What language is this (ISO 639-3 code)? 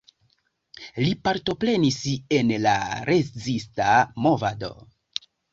epo